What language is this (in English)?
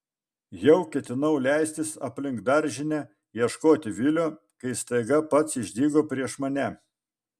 Lithuanian